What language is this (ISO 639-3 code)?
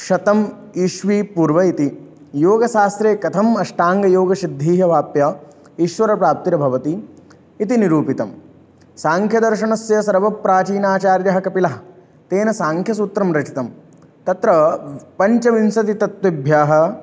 san